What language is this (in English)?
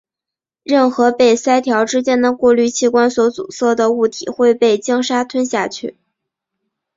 Chinese